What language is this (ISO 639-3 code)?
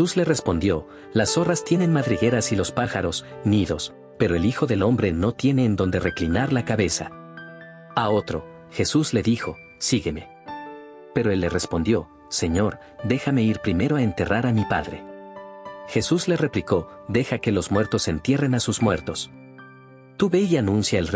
spa